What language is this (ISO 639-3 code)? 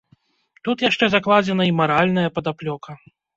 bel